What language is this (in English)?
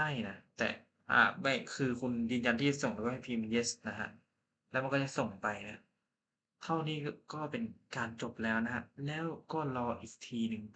Thai